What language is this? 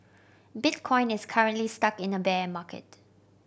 English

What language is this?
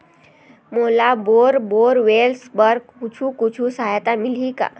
Chhattisgarhi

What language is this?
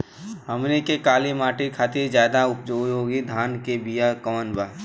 Bhojpuri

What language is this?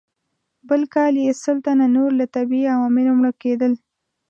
Pashto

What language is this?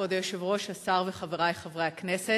Hebrew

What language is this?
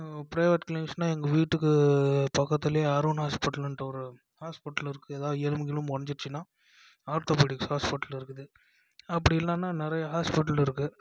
Tamil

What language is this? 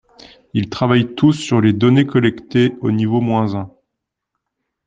French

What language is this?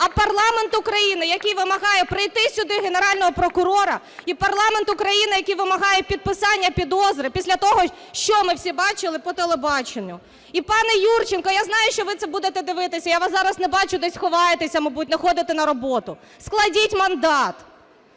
Ukrainian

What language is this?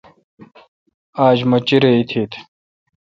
Kalkoti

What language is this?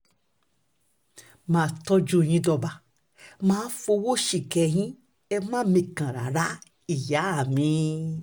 Yoruba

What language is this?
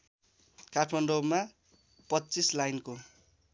Nepali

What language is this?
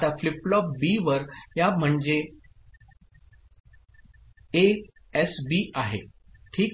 Marathi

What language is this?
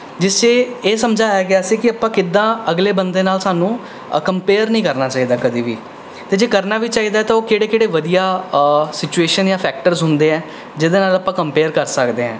Punjabi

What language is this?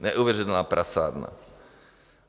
Czech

